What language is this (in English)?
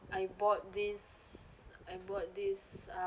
English